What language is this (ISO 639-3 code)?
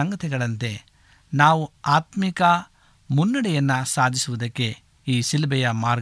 kan